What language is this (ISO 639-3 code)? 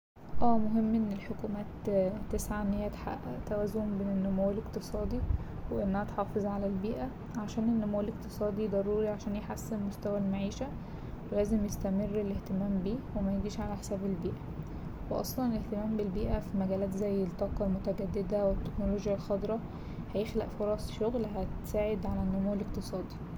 arz